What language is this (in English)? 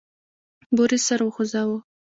Pashto